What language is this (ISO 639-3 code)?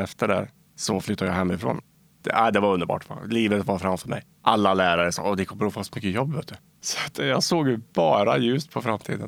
swe